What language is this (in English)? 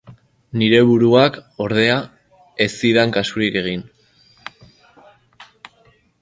Basque